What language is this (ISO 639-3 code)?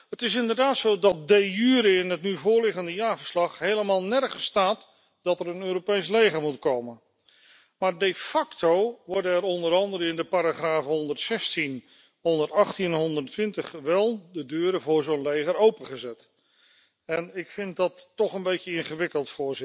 nld